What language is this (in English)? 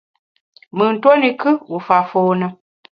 Bamun